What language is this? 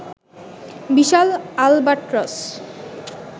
Bangla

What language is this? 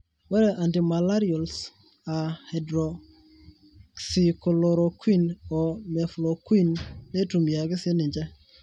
Masai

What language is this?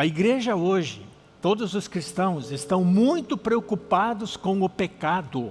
Portuguese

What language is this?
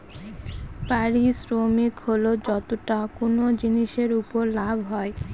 Bangla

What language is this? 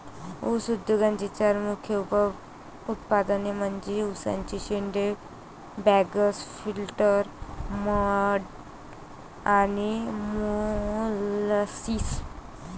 Marathi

